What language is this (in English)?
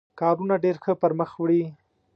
Pashto